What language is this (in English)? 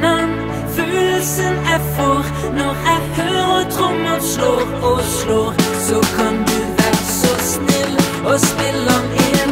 Norwegian